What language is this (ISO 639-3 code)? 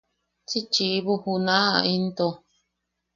yaq